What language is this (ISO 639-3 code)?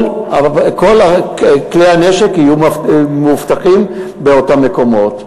heb